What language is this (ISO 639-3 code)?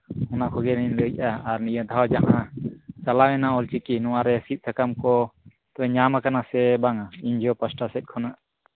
sat